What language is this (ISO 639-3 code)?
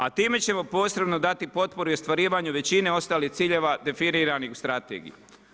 hrv